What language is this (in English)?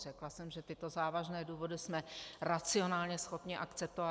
Czech